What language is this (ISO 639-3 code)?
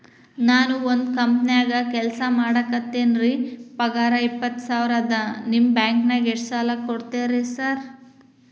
kan